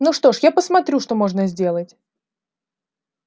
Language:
Russian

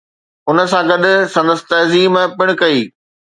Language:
Sindhi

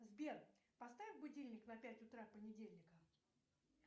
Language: Russian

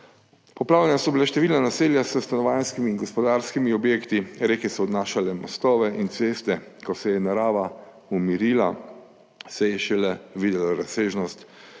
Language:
Slovenian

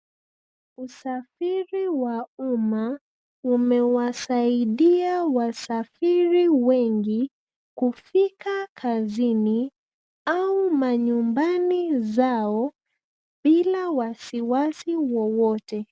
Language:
Swahili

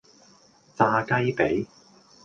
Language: Cantonese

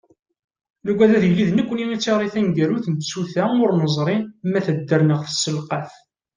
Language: Kabyle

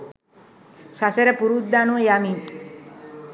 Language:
Sinhala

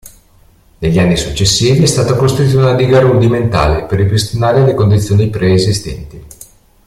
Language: Italian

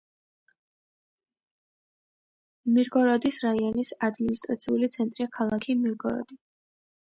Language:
Georgian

